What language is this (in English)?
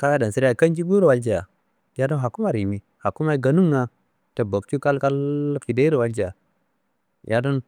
Kanembu